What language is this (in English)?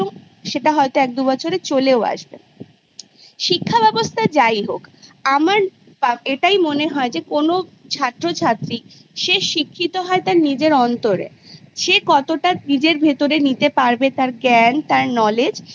Bangla